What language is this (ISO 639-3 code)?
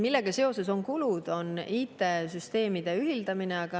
est